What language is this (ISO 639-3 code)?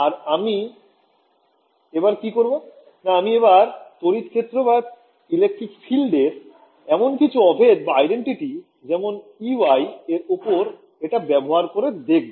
ben